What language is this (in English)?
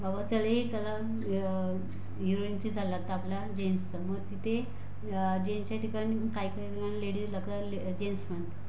Marathi